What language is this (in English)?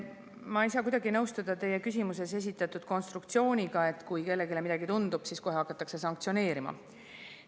Estonian